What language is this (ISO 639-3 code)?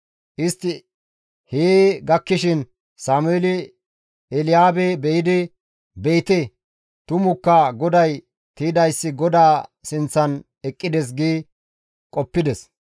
gmv